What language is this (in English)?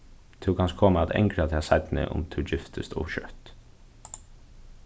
Faroese